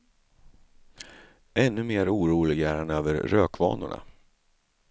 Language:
Swedish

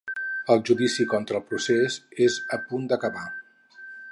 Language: Catalan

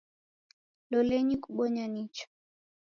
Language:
Taita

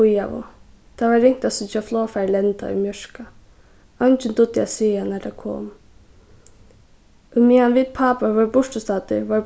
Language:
Faroese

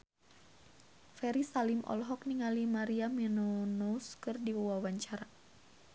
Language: Sundanese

